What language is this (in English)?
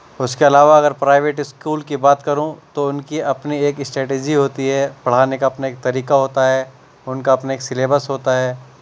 Urdu